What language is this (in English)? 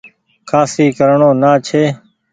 Goaria